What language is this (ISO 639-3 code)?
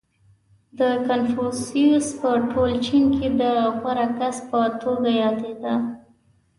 pus